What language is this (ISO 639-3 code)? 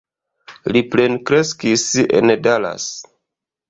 epo